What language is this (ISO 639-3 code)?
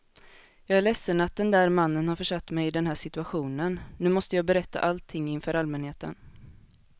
swe